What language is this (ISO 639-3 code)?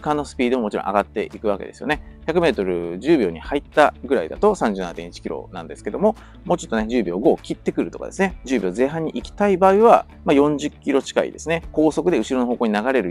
jpn